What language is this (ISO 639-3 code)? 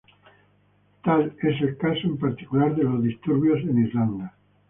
spa